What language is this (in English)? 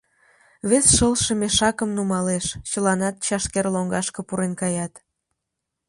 Mari